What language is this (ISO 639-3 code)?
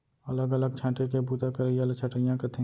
hne